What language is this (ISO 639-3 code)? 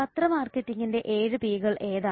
mal